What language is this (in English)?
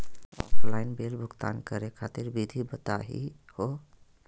Magahi